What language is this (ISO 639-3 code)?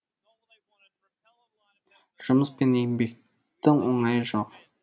kaz